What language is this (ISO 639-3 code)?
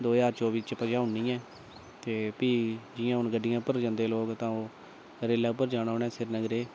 doi